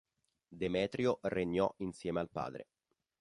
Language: Italian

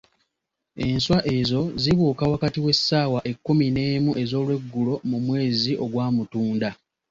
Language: Ganda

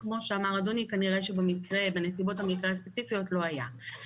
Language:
Hebrew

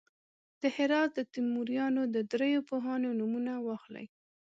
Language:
Pashto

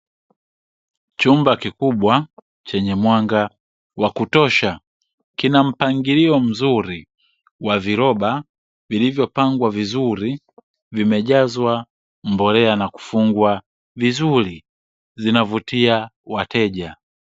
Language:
Swahili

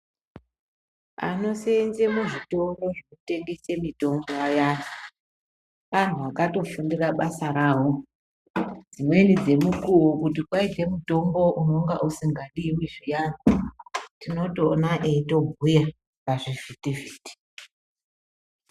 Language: Ndau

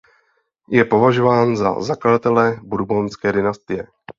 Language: Czech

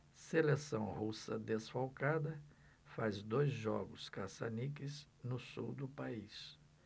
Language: Portuguese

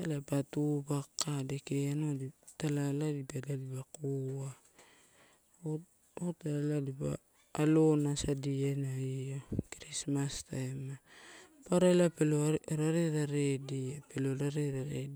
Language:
Torau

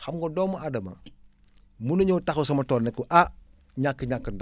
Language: Wolof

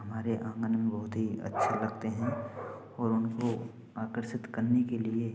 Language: Hindi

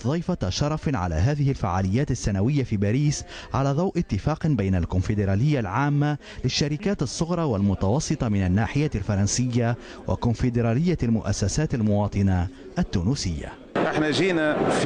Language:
Arabic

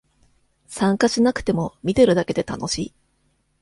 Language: Japanese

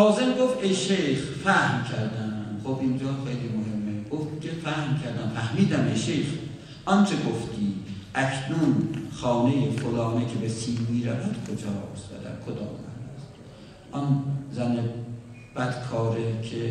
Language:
Persian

